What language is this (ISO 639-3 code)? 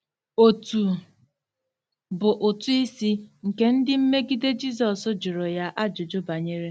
ibo